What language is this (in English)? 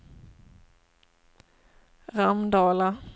Swedish